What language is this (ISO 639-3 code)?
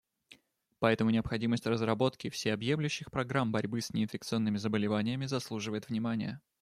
rus